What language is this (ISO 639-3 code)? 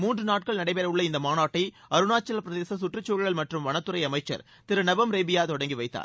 tam